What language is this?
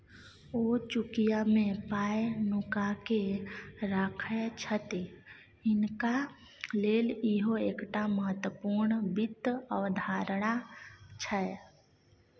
Maithili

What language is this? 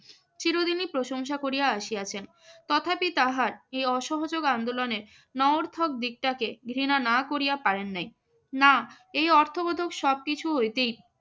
Bangla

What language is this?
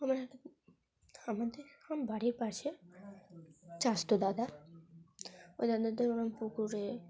Bangla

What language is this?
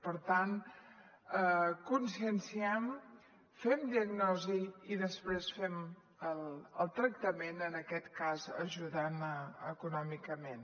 Catalan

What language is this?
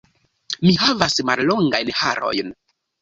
Esperanto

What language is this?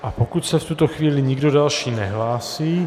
Czech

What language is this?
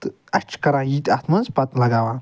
Kashmiri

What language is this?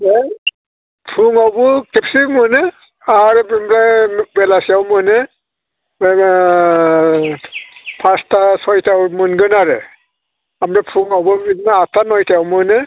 Bodo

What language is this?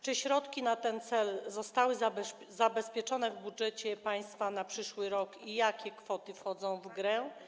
Polish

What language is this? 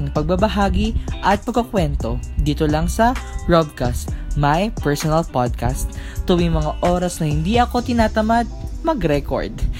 Filipino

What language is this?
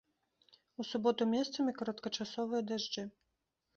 Belarusian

